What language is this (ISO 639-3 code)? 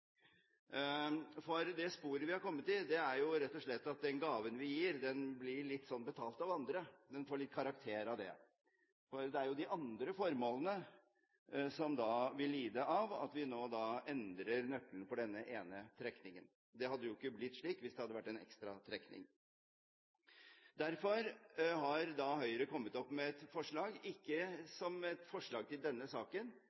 nob